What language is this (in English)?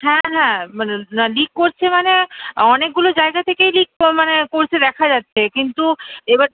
Bangla